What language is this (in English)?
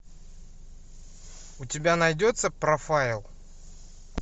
Russian